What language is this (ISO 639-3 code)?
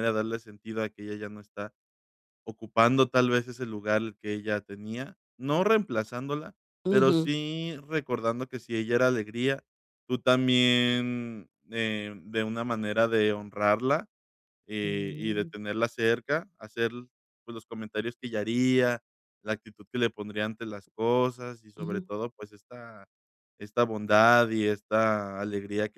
spa